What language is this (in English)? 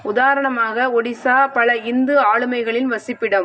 Tamil